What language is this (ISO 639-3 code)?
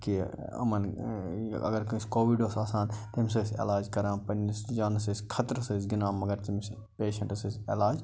kas